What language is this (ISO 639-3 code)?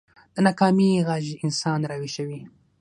pus